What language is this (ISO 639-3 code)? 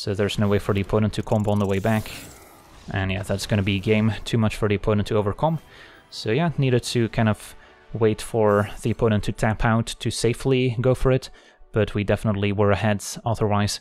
eng